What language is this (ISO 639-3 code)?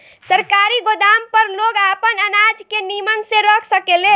bho